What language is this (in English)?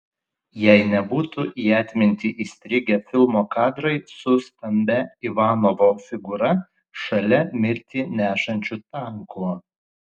Lithuanian